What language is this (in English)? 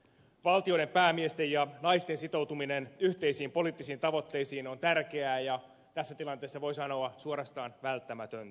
Finnish